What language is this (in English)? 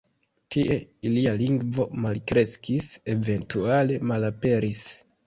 Esperanto